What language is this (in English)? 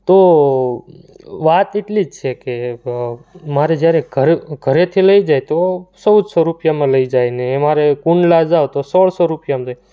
Gujarati